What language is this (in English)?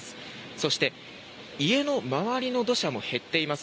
Japanese